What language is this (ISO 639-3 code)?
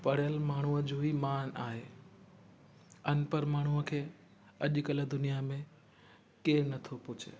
snd